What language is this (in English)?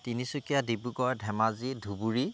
Assamese